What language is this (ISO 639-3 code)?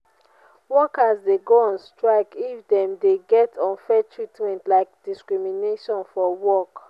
pcm